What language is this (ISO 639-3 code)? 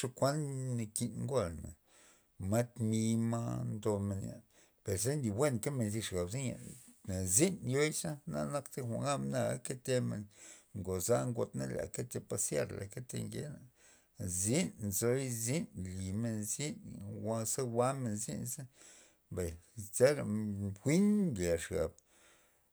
ztp